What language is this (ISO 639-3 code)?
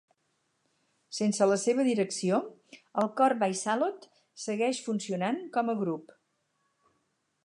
cat